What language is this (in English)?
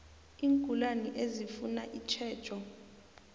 South Ndebele